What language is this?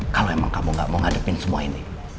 Indonesian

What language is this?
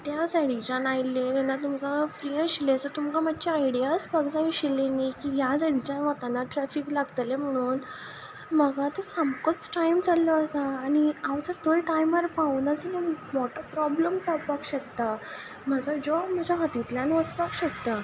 Konkani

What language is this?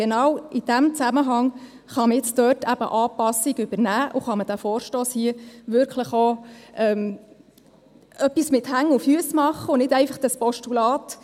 Swiss German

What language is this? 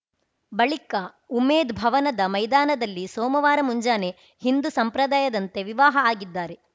Kannada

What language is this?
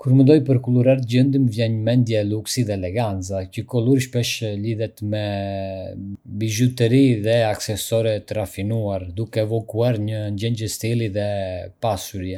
Arbëreshë Albanian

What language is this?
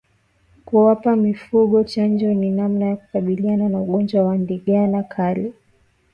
Swahili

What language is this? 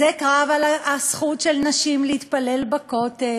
Hebrew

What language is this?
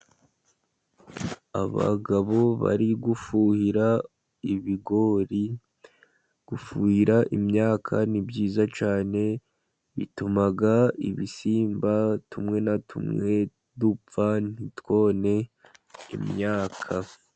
Kinyarwanda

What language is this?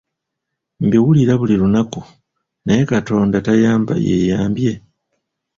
Ganda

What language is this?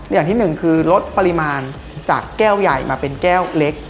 Thai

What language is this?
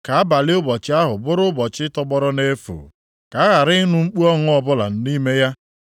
Igbo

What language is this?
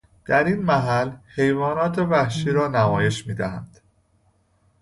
Persian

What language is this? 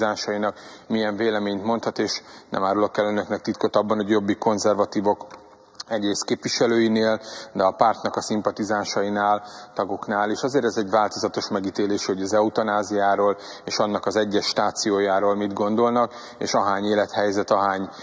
Hungarian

